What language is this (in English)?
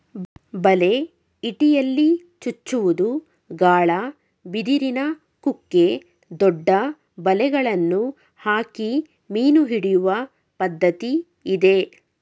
Kannada